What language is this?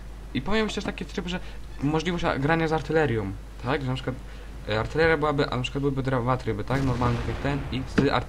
Polish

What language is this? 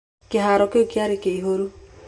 Kikuyu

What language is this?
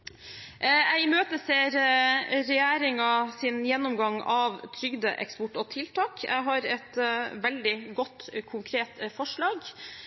Norwegian Bokmål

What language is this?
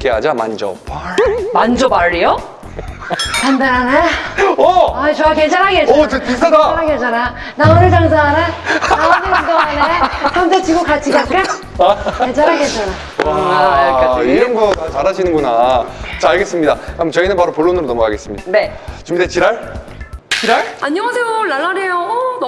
Korean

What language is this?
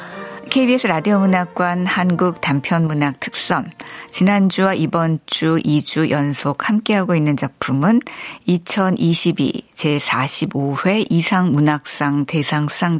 Korean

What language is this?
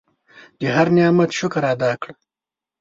Pashto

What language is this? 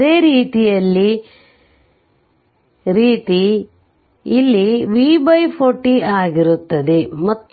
Kannada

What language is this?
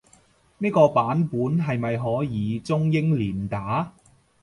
Cantonese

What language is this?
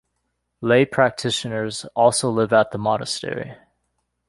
English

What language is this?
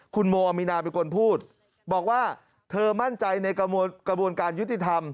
Thai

